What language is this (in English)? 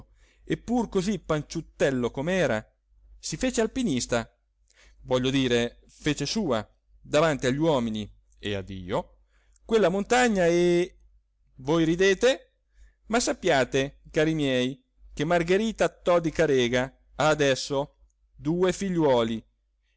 Italian